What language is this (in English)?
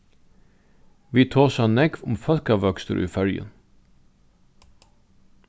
Faroese